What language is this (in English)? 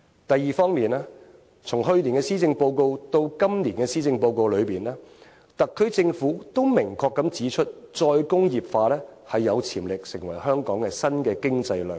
Cantonese